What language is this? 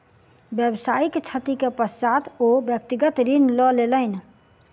Maithili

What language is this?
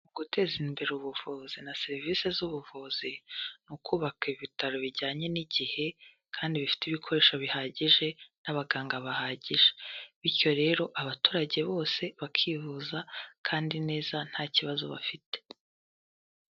Kinyarwanda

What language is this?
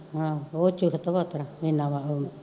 Punjabi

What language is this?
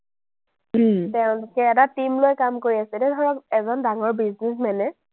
Assamese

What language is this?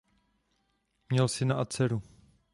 Czech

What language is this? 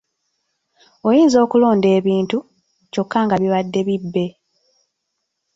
Ganda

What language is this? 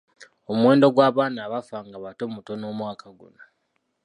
Ganda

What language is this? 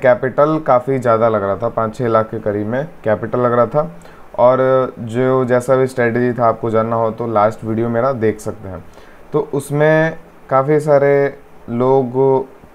Hindi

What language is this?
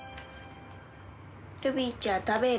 Japanese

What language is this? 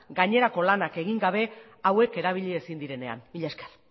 Basque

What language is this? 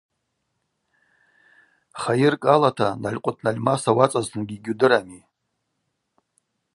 Abaza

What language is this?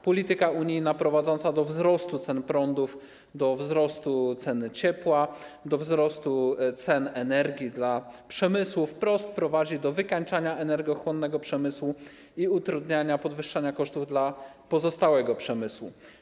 Polish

